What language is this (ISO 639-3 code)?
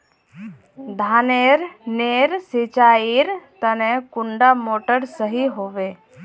mag